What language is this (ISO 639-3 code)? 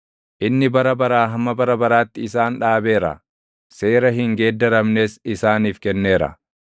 orm